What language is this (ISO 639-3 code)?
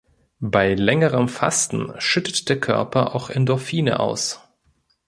deu